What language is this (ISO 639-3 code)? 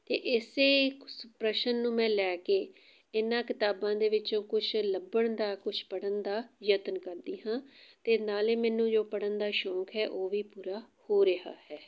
pan